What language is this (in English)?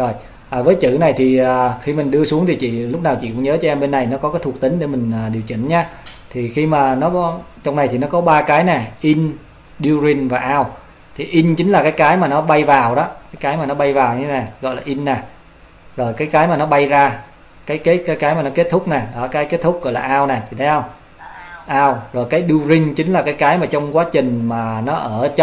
Vietnamese